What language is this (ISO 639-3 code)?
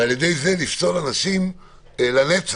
heb